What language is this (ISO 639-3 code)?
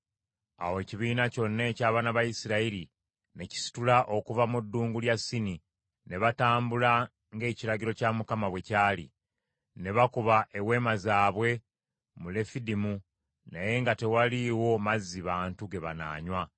lug